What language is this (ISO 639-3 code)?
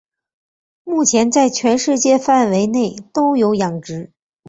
zho